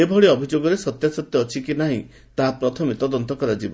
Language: Odia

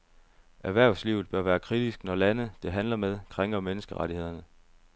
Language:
Danish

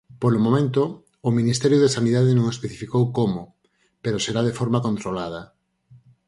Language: Galician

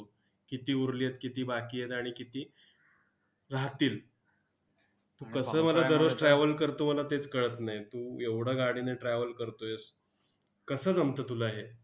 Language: Marathi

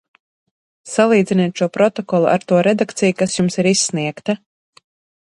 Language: Latvian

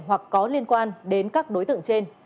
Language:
Vietnamese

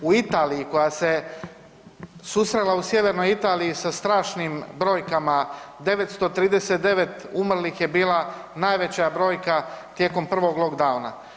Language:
Croatian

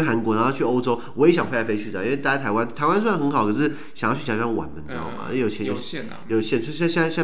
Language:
Chinese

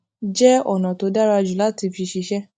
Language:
Yoruba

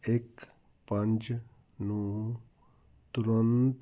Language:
Punjabi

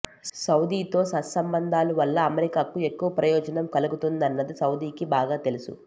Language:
Telugu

